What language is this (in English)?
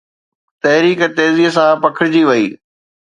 Sindhi